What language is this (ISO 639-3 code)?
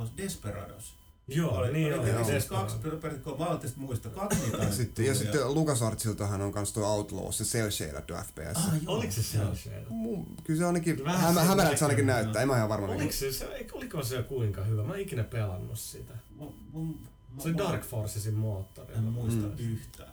fin